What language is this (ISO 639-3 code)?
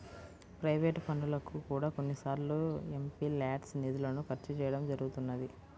tel